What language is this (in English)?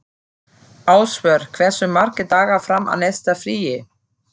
Icelandic